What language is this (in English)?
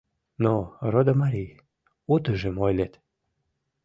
Mari